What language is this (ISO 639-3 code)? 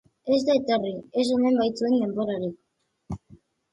eus